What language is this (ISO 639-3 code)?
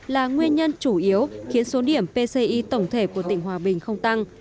vie